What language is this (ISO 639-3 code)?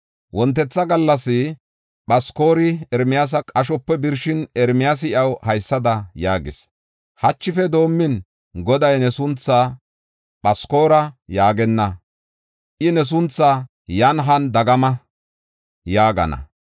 gof